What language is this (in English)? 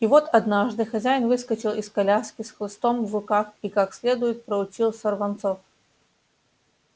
Russian